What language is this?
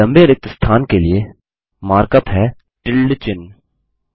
Hindi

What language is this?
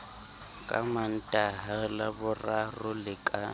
Southern Sotho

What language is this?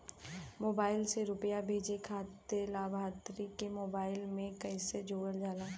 Bhojpuri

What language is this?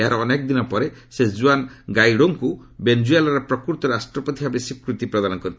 Odia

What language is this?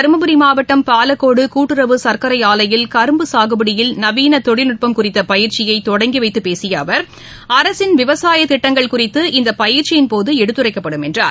Tamil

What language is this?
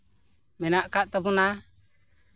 Santali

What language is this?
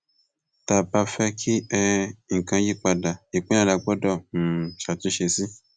Yoruba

